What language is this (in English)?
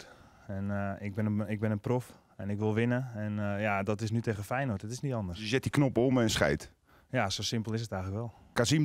Dutch